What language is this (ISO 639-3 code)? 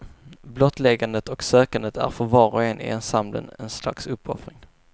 swe